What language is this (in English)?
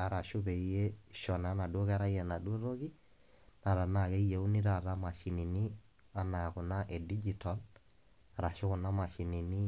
Masai